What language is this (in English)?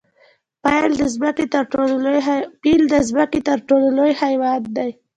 Pashto